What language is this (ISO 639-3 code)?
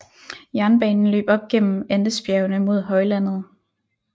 dan